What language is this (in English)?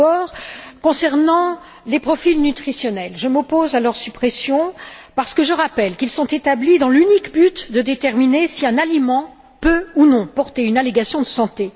French